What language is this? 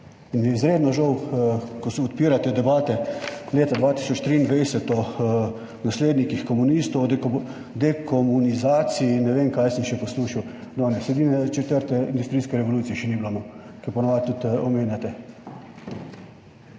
Slovenian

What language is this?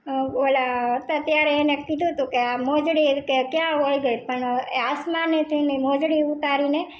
Gujarati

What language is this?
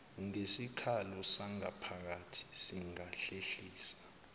Zulu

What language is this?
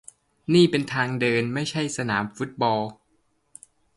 Thai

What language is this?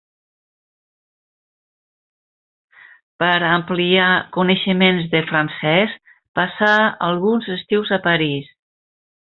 Catalan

